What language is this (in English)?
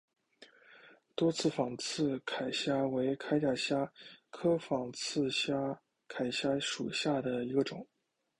Chinese